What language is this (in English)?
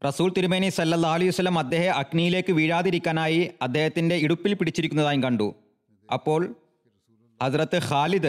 Malayalam